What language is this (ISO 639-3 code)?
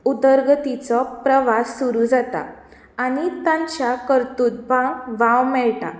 kok